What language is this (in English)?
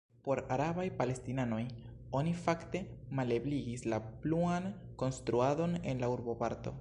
Esperanto